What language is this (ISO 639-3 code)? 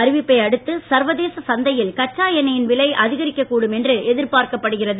tam